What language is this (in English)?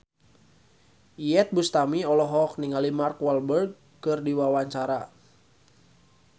Sundanese